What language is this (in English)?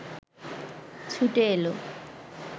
Bangla